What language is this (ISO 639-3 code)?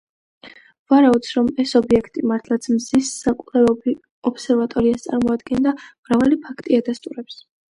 kat